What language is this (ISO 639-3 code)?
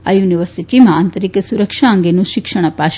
guj